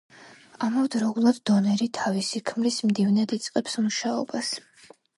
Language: Georgian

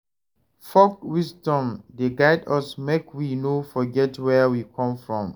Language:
Nigerian Pidgin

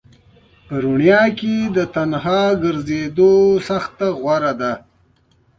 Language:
Pashto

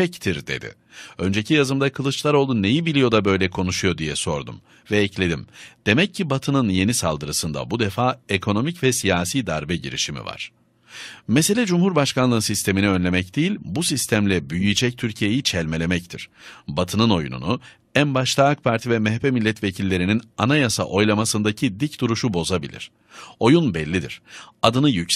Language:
Turkish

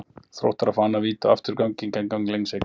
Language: Icelandic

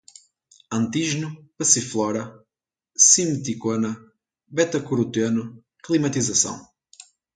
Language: Portuguese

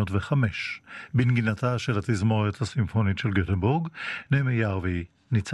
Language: Hebrew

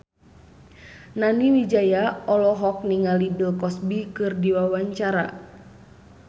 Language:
Sundanese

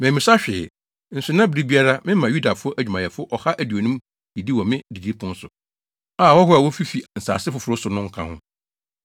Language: Akan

